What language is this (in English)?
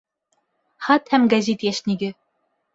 Bashkir